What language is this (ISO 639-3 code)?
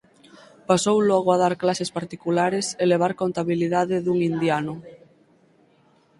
glg